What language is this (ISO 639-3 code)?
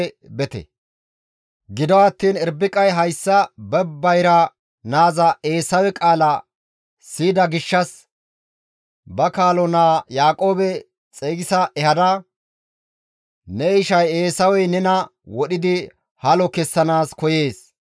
gmv